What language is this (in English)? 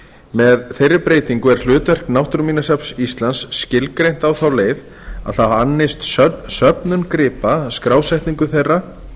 Icelandic